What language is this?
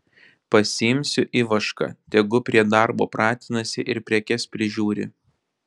Lithuanian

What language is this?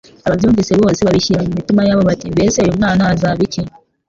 Kinyarwanda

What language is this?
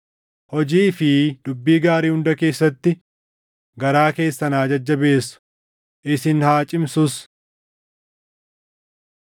Oromo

